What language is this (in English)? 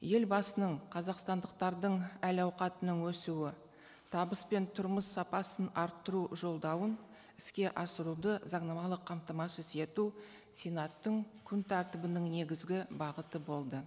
Kazakh